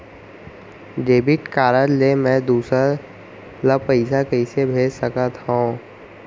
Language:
Chhattisgarhi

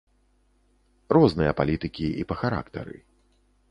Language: Belarusian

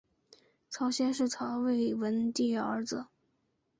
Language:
Chinese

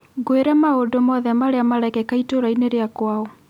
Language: Kikuyu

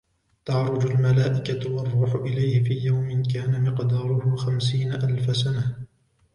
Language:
Arabic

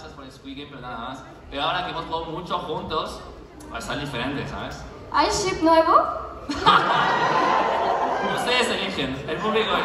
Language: Spanish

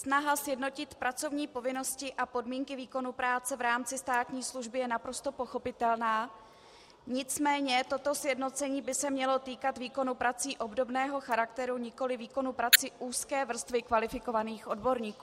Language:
Czech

